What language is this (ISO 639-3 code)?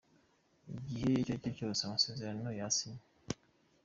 kin